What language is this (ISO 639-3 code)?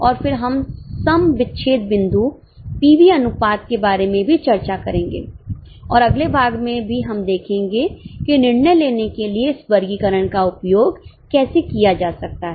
hin